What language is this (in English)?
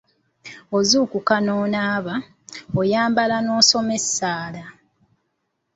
Ganda